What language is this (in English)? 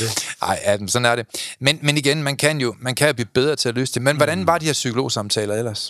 Danish